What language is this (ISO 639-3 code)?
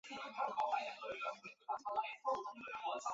zho